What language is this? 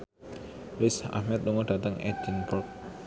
Javanese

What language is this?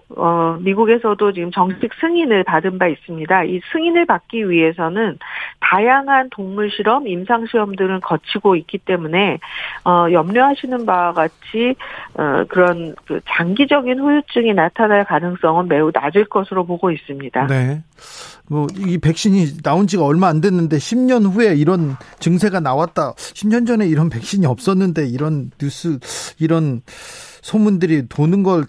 Korean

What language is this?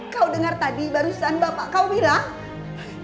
Indonesian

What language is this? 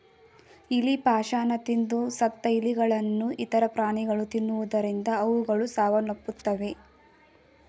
Kannada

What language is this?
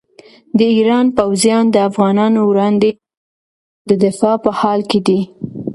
Pashto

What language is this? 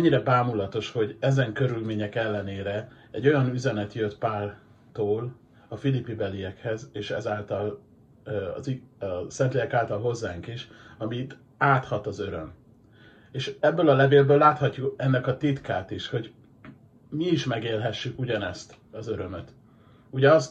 Hungarian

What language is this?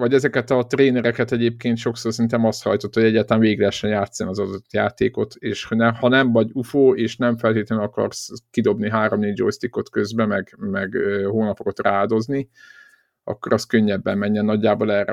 Hungarian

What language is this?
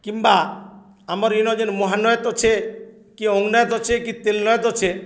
Odia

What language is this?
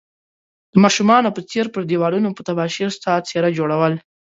Pashto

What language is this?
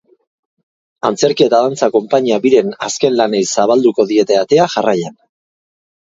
Basque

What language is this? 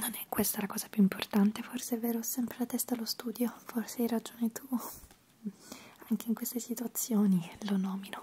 Italian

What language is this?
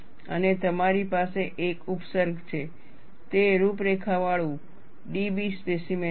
Gujarati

